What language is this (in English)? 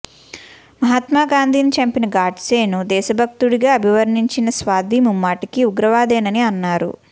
Telugu